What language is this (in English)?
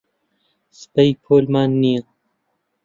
Central Kurdish